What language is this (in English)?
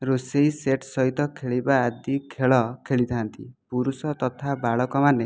Odia